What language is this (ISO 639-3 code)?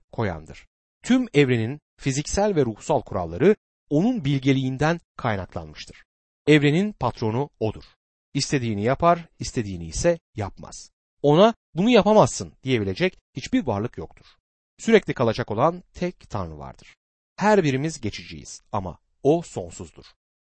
tur